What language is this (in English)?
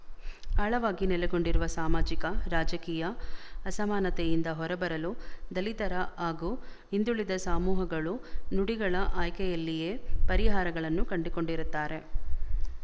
Kannada